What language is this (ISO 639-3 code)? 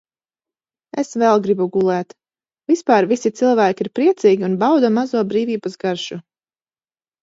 lav